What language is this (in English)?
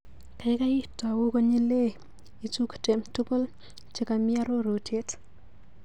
Kalenjin